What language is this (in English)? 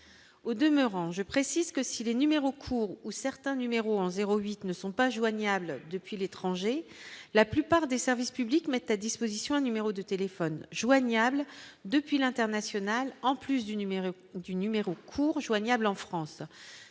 French